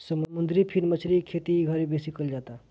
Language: Bhojpuri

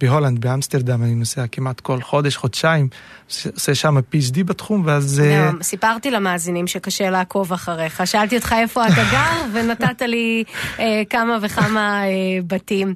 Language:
Hebrew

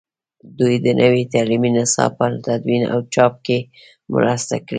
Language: Pashto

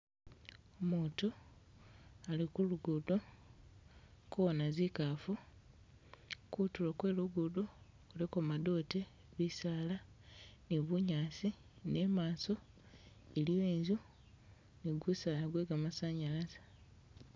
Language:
Masaaba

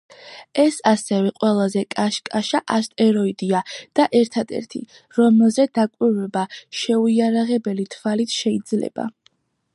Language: Georgian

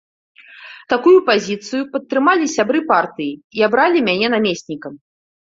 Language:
Belarusian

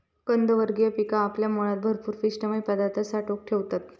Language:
Marathi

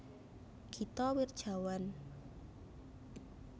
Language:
Javanese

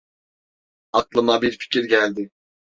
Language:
Turkish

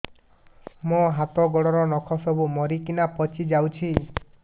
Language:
Odia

